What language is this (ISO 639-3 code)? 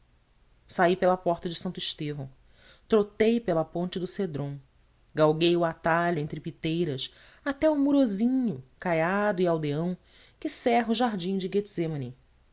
por